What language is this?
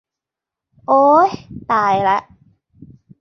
Thai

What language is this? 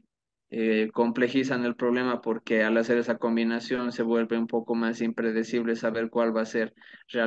Spanish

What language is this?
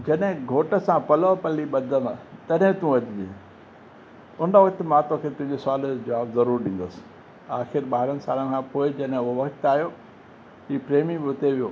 Sindhi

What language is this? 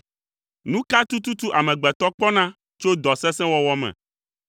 Ewe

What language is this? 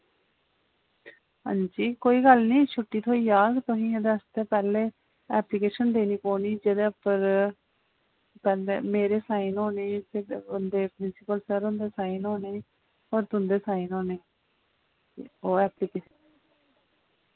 Dogri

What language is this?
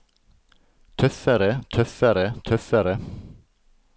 Norwegian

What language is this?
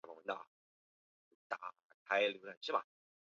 Chinese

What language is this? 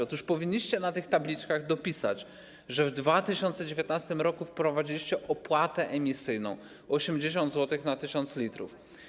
Polish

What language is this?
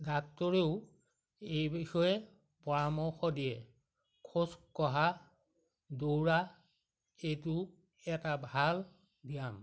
Assamese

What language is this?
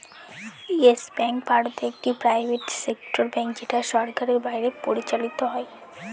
Bangla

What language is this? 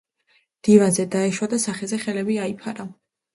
Georgian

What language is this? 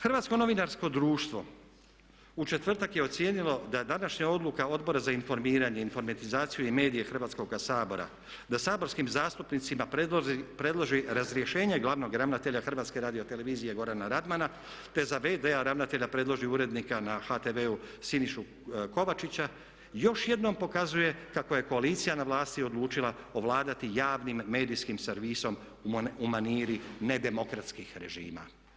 Croatian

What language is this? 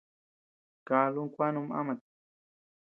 Tepeuxila Cuicatec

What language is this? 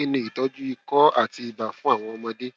Yoruba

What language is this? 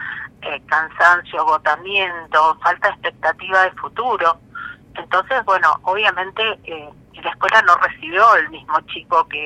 Spanish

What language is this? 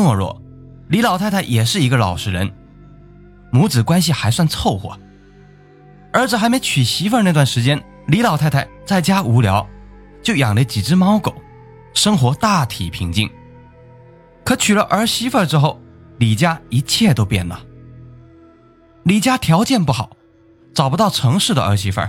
Chinese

